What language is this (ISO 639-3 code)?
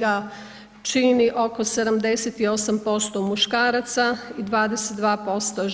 hrv